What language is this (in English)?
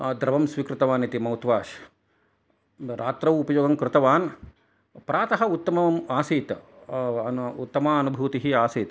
Sanskrit